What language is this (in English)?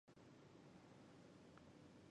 Chinese